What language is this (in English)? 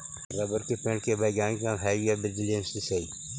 Magahi